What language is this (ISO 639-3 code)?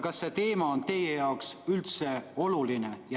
est